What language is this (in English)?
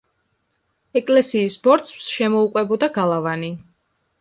Georgian